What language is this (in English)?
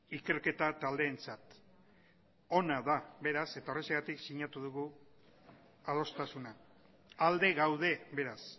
Basque